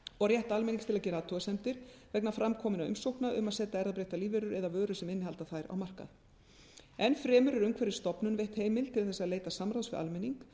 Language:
Icelandic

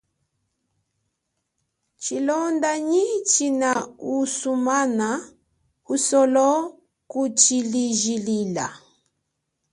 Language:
Chokwe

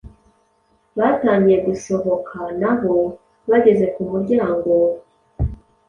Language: Kinyarwanda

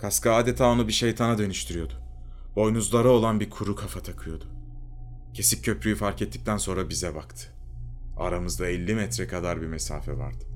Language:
Turkish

